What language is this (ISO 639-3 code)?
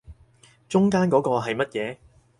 yue